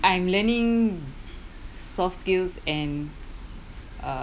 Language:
English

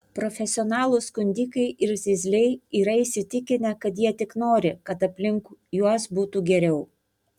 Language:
Lithuanian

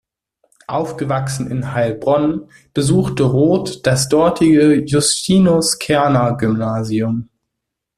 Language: German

